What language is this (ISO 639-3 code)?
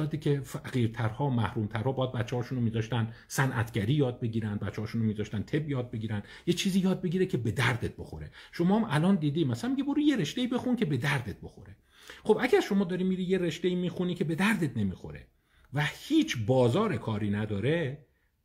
fas